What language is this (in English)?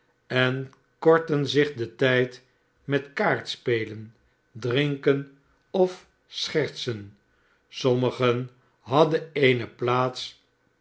Dutch